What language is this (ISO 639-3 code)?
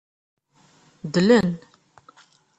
kab